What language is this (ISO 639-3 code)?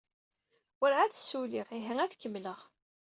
kab